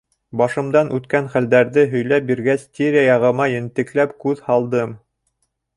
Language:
Bashkir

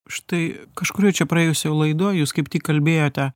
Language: Lithuanian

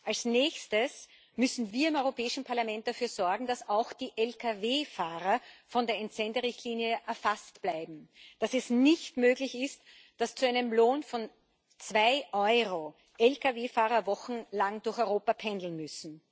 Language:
German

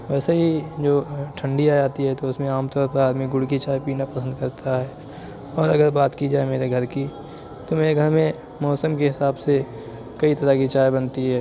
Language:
Urdu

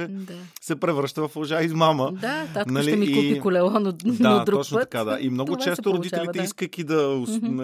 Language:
Bulgarian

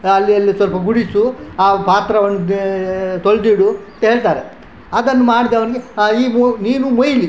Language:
Kannada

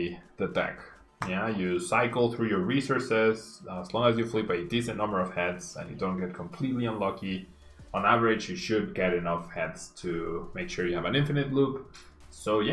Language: English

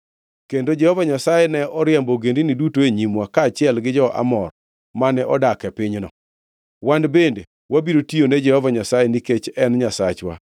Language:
Luo (Kenya and Tanzania)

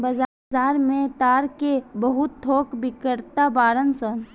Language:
Bhojpuri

